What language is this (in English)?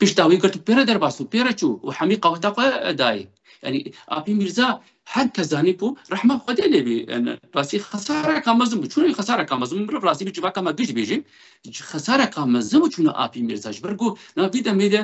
Arabic